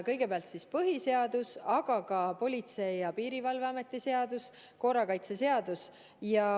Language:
Estonian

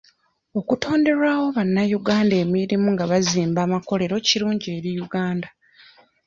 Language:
Ganda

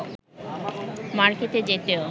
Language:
Bangla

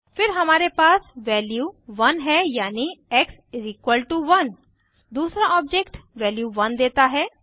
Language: Hindi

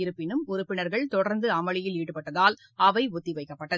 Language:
Tamil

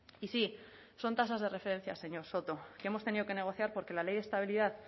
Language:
Spanish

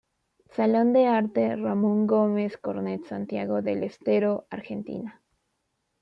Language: Spanish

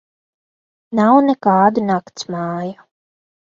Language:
Latvian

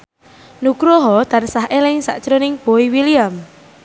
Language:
Javanese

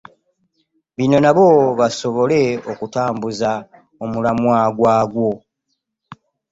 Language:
Ganda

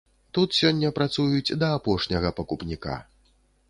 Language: Belarusian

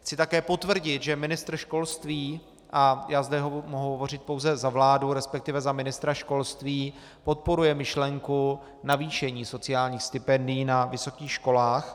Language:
Czech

